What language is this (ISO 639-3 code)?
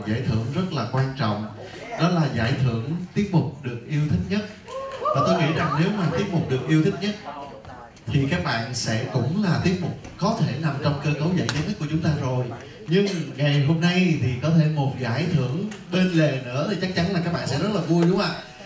vie